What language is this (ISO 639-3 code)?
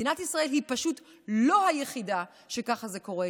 heb